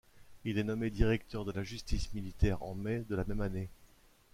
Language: French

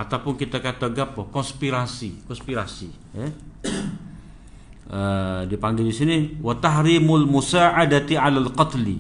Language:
Malay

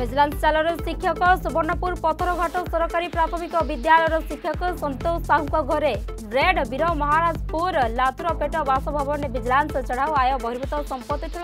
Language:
Hindi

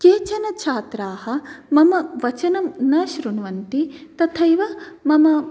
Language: Sanskrit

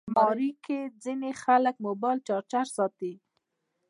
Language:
Pashto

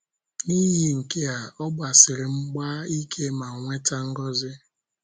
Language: Igbo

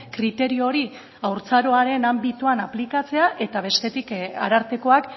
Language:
Basque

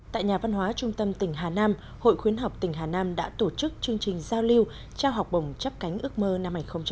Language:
Vietnamese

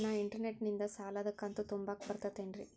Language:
Kannada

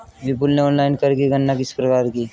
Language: Hindi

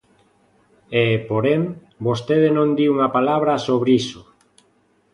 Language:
Galician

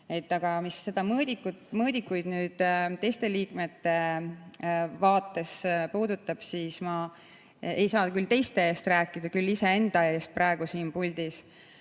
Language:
Estonian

